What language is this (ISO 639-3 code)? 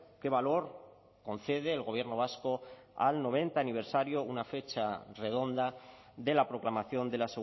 spa